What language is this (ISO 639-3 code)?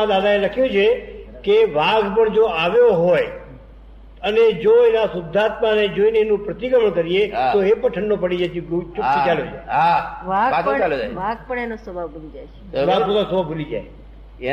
guj